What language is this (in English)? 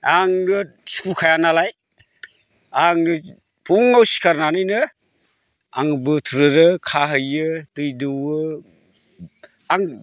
Bodo